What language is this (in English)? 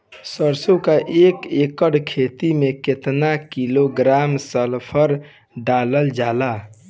Bhojpuri